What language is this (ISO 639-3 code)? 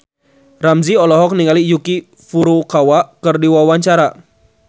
sun